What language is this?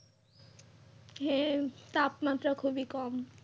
Bangla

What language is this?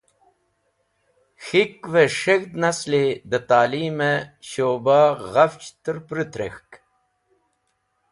Wakhi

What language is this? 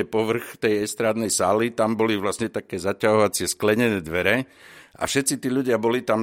Slovak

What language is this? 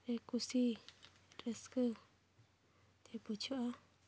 Santali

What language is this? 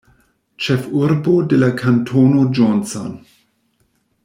Esperanto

